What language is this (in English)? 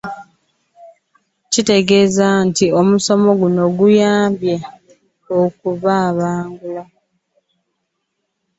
Ganda